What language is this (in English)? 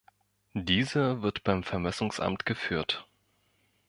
German